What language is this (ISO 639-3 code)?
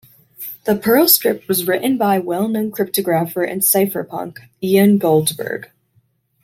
eng